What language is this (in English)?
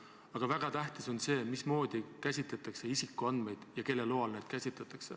Estonian